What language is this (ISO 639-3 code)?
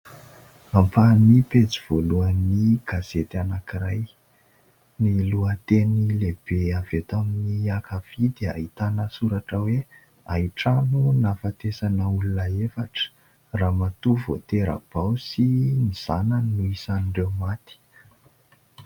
mlg